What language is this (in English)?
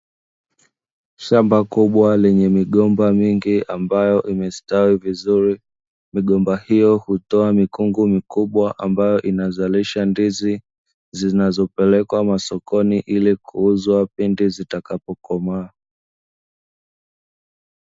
Swahili